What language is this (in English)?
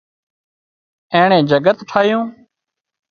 Wadiyara Koli